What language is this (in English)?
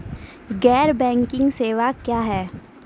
Maithili